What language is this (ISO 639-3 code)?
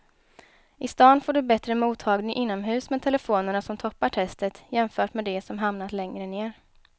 swe